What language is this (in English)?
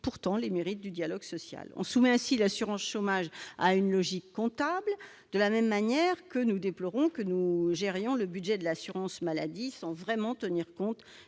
French